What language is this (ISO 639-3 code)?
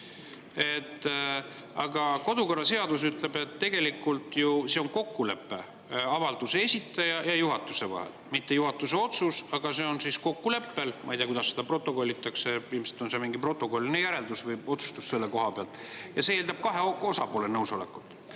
est